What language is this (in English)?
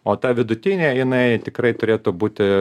Lithuanian